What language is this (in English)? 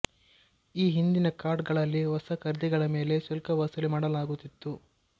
Kannada